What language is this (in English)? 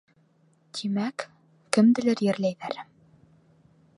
Bashkir